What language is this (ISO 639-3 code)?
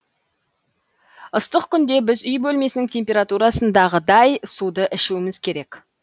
kaz